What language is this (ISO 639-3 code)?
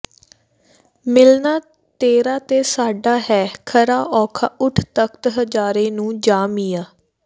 pan